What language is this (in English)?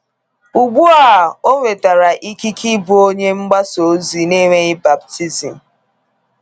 Igbo